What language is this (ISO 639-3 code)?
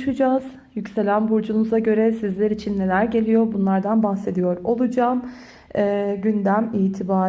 tur